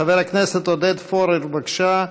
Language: Hebrew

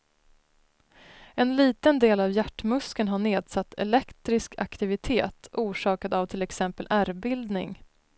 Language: Swedish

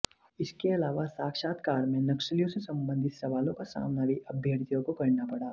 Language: Hindi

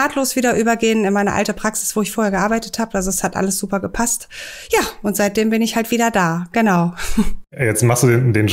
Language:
German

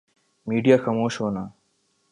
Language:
Urdu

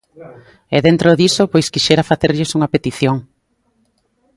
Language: Galician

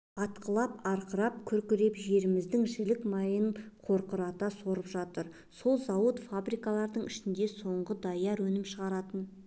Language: Kazakh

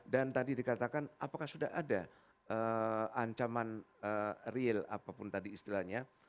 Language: Indonesian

